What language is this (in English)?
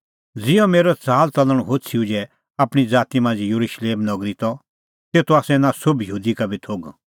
Kullu Pahari